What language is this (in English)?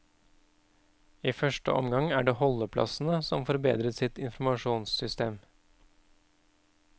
Norwegian